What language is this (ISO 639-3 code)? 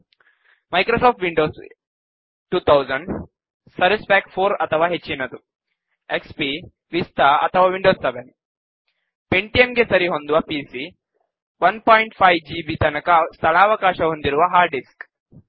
kan